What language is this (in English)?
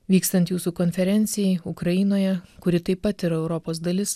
Lithuanian